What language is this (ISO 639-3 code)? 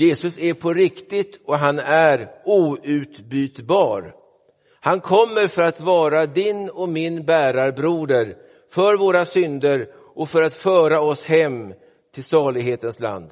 swe